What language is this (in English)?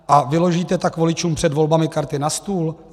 Czech